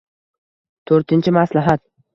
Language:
Uzbek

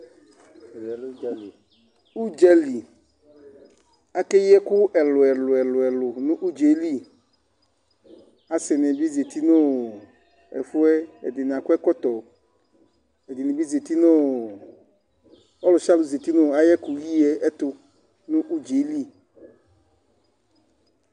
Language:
Ikposo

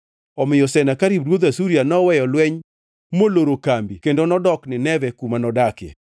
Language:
Luo (Kenya and Tanzania)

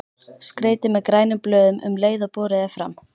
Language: Icelandic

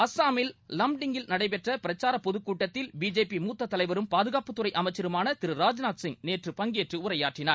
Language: Tamil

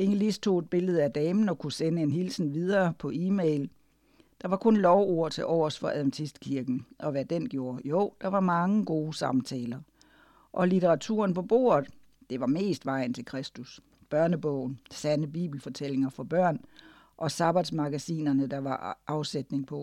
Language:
Danish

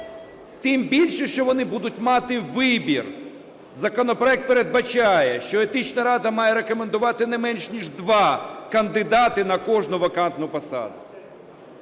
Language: Ukrainian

